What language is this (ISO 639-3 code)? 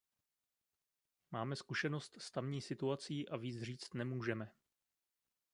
ces